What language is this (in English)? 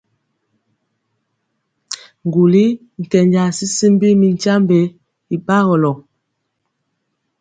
Mpiemo